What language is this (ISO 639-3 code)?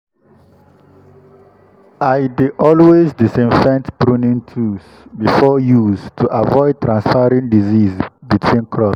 pcm